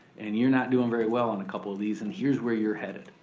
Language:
English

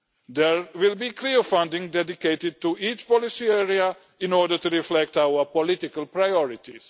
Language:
English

